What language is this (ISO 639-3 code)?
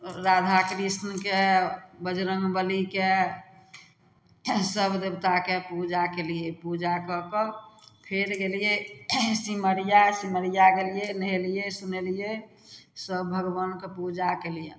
mai